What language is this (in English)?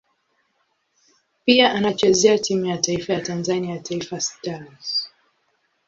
Swahili